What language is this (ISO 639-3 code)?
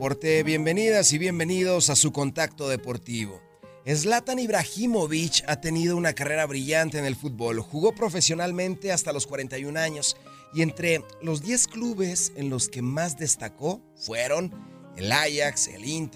spa